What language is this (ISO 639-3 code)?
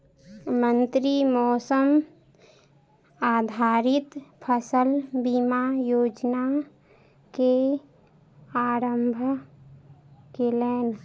mai